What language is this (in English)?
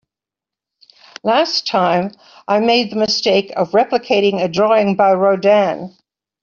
English